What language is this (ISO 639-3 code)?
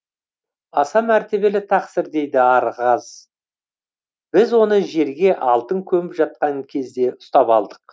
kaz